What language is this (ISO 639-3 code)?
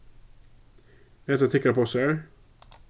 fao